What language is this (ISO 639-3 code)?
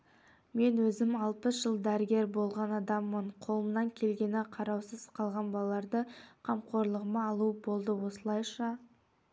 kaz